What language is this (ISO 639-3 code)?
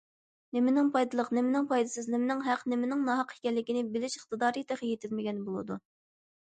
uig